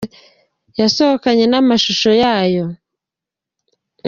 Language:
Kinyarwanda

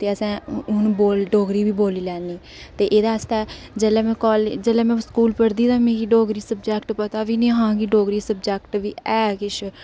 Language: Dogri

